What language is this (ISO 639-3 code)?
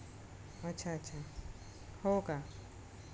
mar